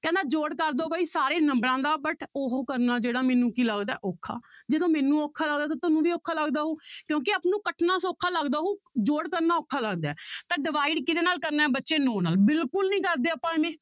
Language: Punjabi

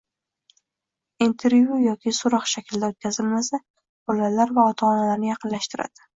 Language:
Uzbek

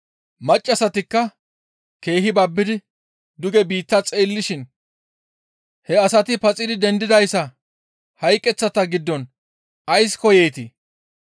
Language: Gamo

